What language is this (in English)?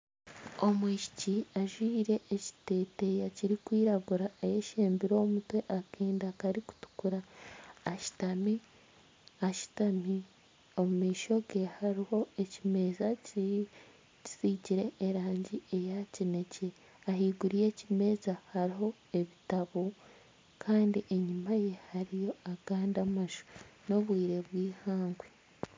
Nyankole